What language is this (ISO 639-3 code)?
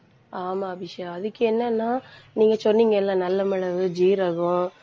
tam